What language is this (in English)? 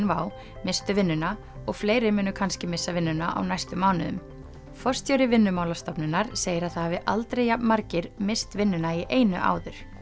Icelandic